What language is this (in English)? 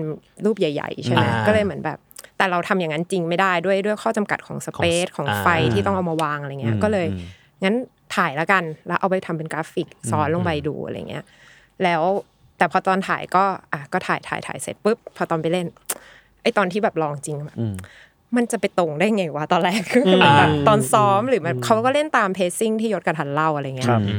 Thai